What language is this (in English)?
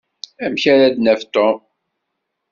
Kabyle